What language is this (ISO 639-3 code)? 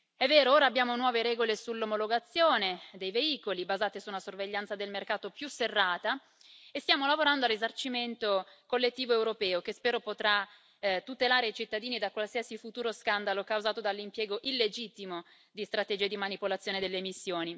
ita